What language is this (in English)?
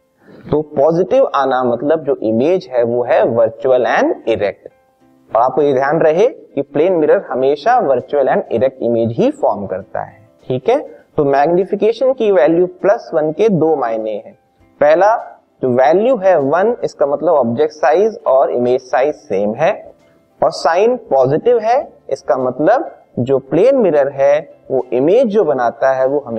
Hindi